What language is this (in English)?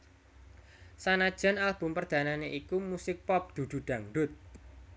Javanese